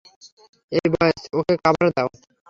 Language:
Bangla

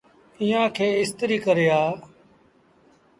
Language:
Sindhi Bhil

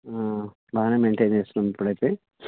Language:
Telugu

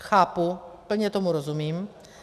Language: Czech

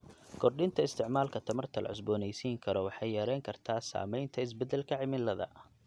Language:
Somali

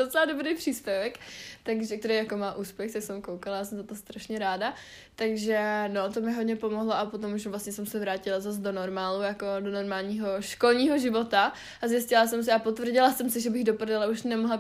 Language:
Czech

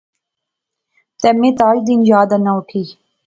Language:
Pahari-Potwari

